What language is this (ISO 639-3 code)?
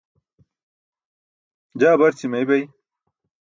bsk